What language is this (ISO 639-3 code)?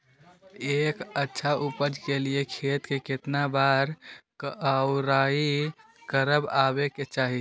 mag